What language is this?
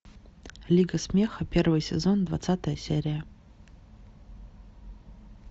Russian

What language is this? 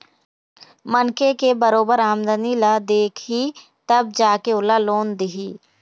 Chhattisgarhi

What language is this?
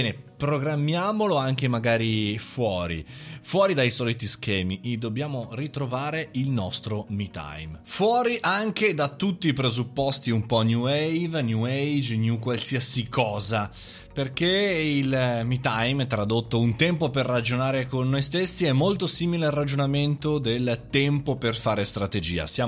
Italian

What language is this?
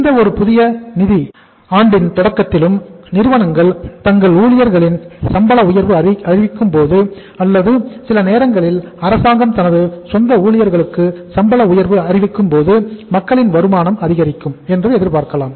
Tamil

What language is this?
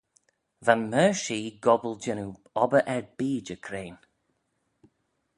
Manx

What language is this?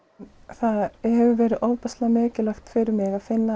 Icelandic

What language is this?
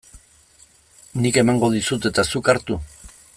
Basque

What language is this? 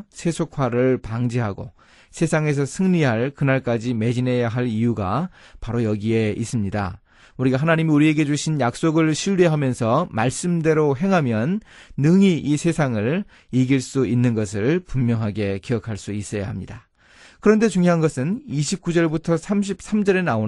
Korean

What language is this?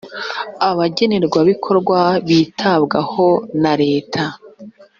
Kinyarwanda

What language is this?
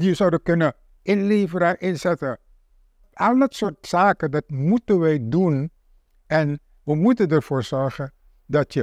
Dutch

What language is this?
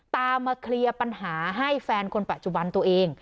Thai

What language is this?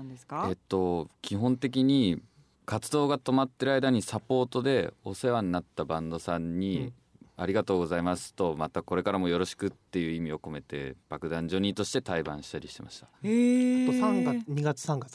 Japanese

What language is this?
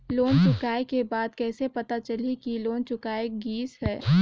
Chhattisgarhi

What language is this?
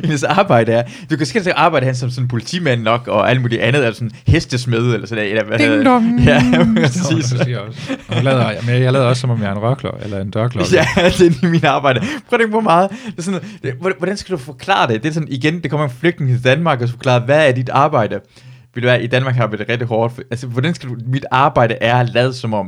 Danish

